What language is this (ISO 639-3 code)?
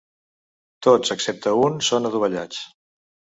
cat